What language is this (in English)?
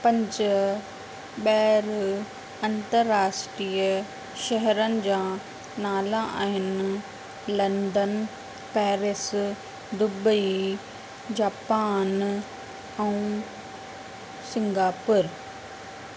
Sindhi